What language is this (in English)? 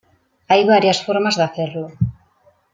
Spanish